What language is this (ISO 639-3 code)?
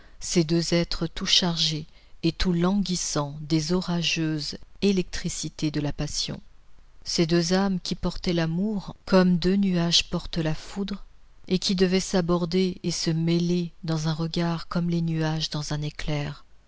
fra